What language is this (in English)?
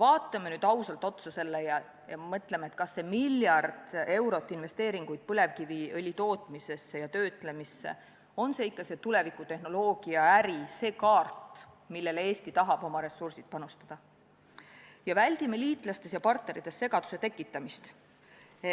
Estonian